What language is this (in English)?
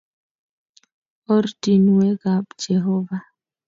Kalenjin